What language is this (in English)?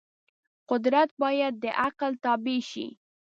Pashto